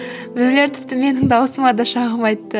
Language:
Kazakh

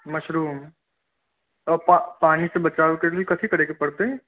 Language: Maithili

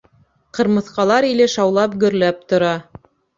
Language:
Bashkir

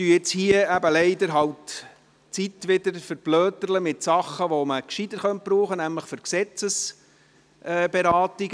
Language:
Swiss German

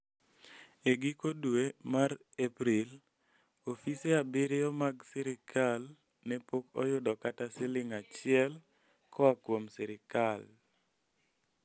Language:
Luo (Kenya and Tanzania)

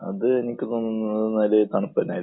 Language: Malayalam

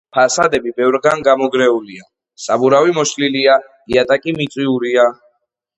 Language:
Georgian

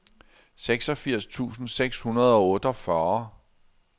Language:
Danish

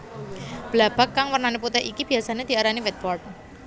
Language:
Javanese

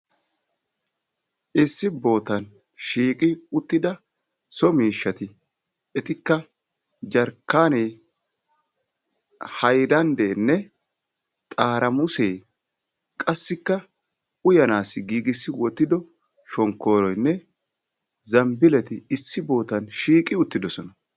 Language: Wolaytta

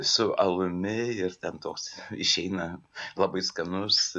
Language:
Lithuanian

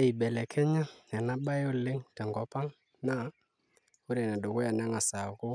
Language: Masai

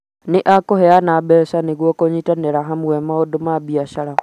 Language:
Kikuyu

